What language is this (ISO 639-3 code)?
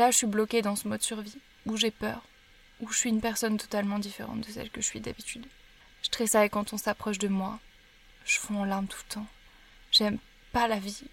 fra